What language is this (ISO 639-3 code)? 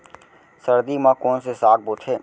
hne